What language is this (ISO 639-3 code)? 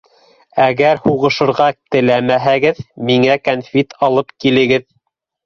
bak